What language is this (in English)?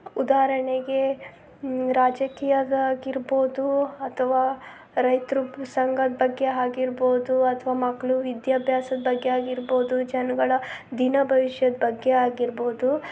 Kannada